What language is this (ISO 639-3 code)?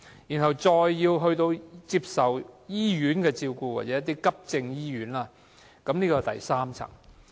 yue